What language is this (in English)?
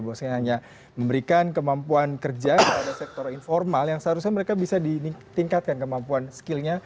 Indonesian